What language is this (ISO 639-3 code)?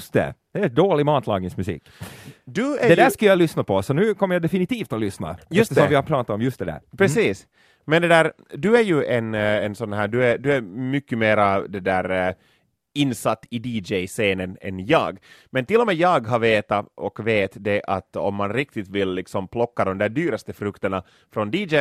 swe